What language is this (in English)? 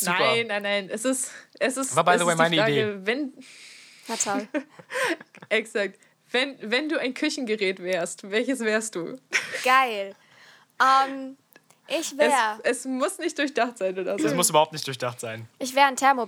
German